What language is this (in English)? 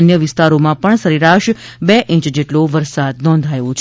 Gujarati